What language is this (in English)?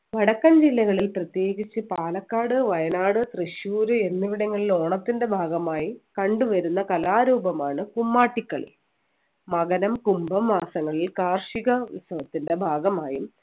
Malayalam